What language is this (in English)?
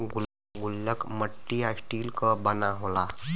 Bhojpuri